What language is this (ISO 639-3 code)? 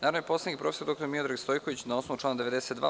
srp